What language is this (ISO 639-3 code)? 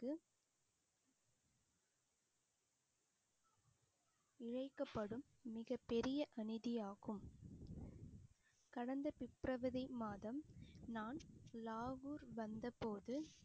tam